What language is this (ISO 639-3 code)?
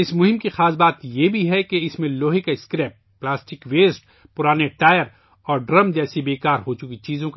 urd